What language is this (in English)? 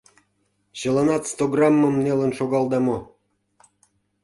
Mari